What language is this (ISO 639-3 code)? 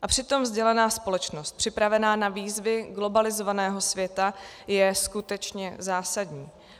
ces